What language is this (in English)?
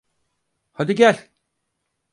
Turkish